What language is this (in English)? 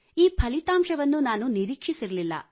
Kannada